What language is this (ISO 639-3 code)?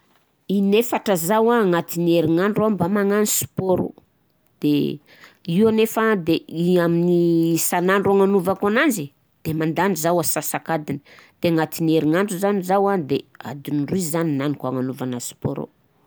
bzc